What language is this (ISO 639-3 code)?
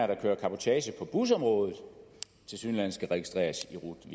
dan